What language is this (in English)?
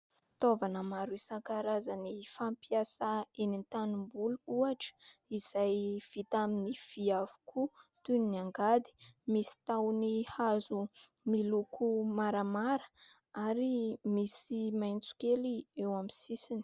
Malagasy